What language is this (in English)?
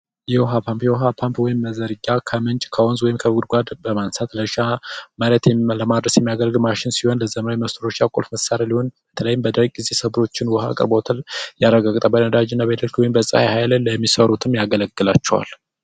Amharic